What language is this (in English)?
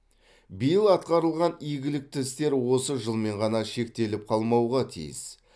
Kazakh